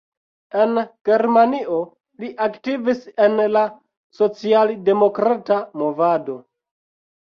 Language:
Esperanto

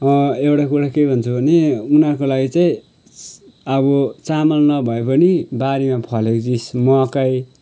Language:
Nepali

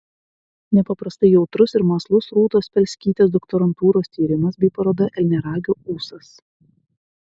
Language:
Lithuanian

